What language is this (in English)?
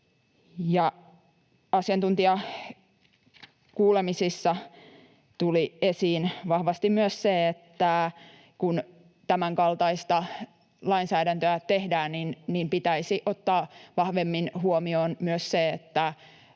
Finnish